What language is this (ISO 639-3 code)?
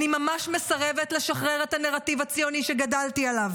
heb